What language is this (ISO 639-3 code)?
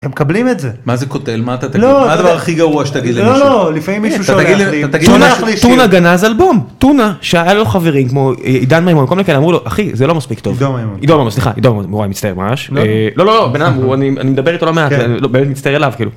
heb